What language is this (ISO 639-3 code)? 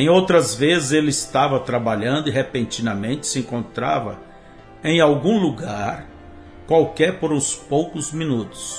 por